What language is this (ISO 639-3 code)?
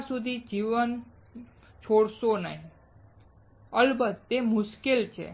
guj